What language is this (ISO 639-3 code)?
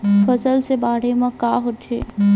hne